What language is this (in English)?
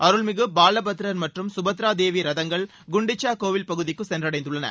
Tamil